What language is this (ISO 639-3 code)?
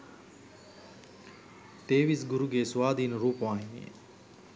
sin